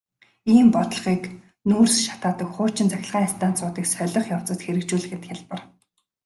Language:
Mongolian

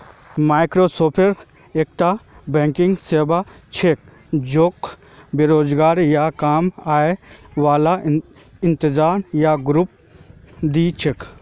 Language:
Magahi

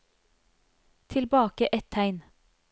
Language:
Norwegian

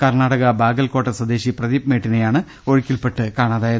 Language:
Malayalam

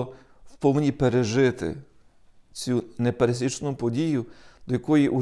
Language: Ukrainian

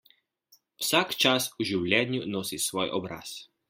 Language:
Slovenian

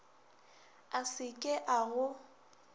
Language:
Northern Sotho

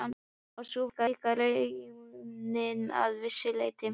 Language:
Icelandic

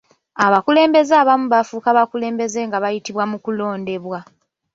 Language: Ganda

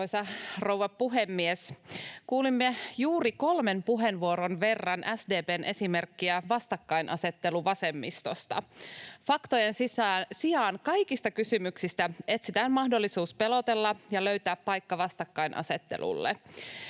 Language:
Finnish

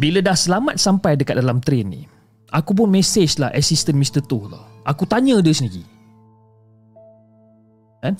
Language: Malay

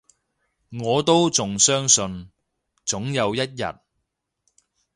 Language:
Cantonese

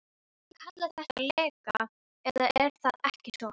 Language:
Icelandic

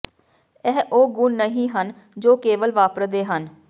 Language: Punjabi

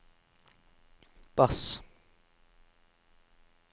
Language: Norwegian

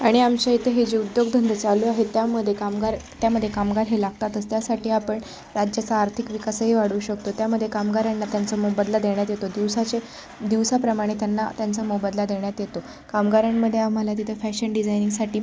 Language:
Marathi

